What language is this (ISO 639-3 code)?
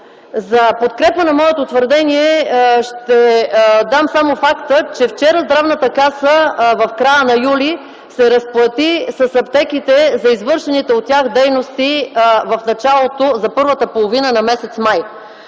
bul